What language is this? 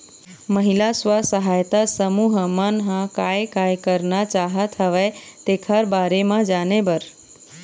Chhattisgarhi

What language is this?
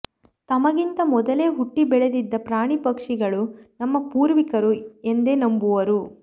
Kannada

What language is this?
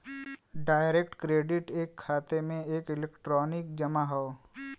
Bhojpuri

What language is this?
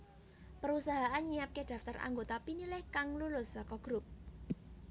Javanese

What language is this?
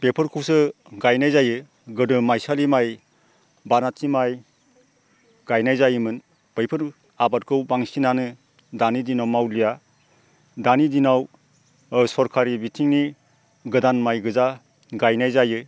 Bodo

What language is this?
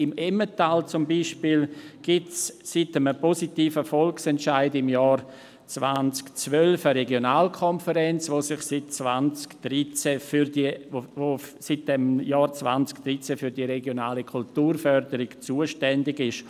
Swiss German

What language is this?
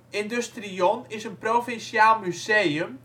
Dutch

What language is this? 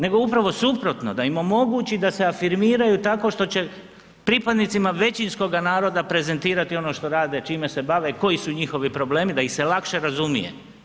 Croatian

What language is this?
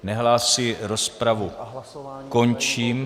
Czech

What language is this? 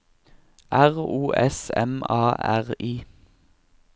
Norwegian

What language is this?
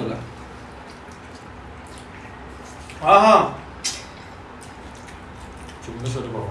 Marathi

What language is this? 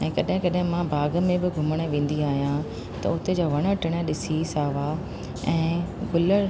Sindhi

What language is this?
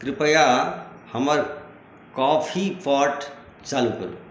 Maithili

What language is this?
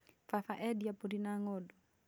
Kikuyu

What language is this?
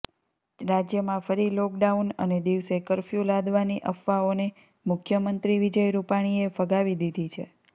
Gujarati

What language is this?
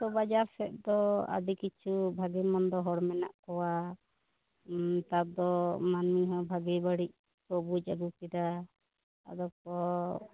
Santali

